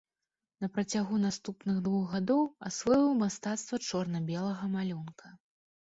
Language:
Belarusian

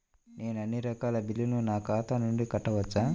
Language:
Telugu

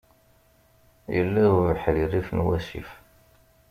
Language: Kabyle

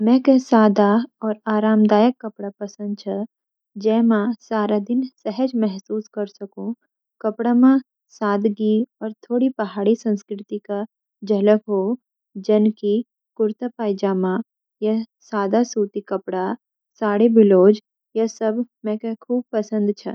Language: Garhwali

